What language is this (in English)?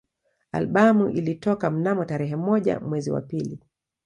Swahili